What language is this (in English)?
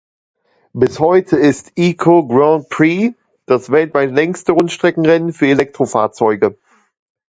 German